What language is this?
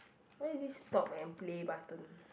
English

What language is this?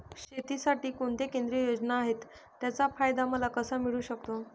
Marathi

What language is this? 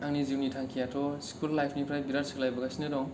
Bodo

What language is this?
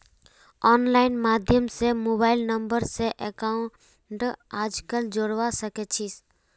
Magahi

